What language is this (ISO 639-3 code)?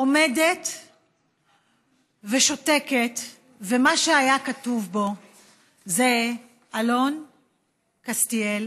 heb